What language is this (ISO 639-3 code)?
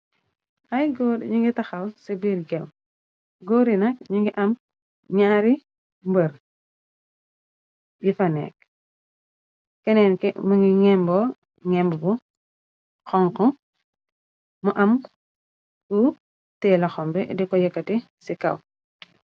wol